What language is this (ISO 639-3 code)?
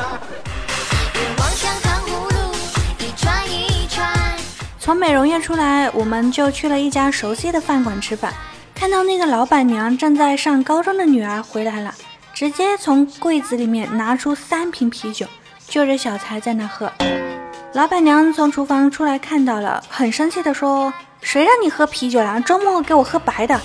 zho